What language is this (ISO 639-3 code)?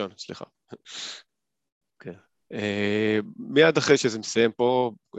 heb